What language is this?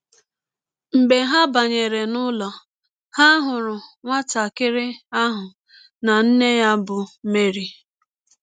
Igbo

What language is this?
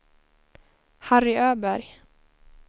Swedish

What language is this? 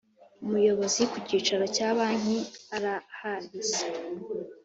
Kinyarwanda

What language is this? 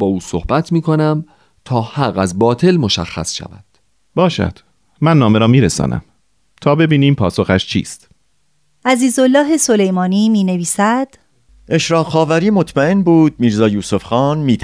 Persian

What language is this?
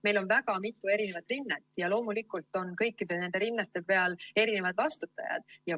Estonian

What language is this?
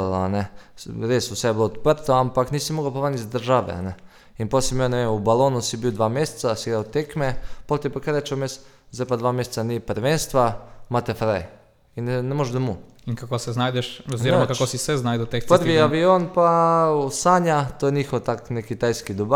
Croatian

